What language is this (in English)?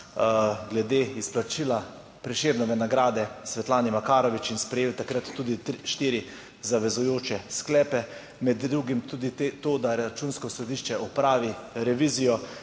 Slovenian